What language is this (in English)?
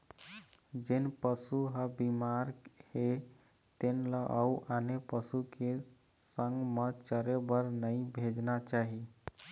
Chhattisgarhi